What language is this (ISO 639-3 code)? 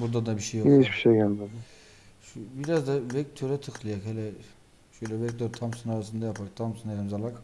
tur